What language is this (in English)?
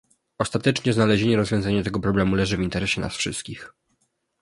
Polish